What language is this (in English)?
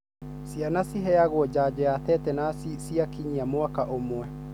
Kikuyu